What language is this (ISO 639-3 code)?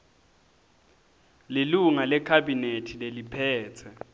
ssw